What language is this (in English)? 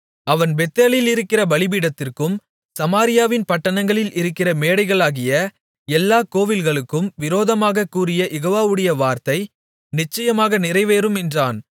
Tamil